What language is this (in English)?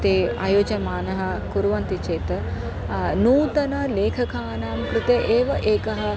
Sanskrit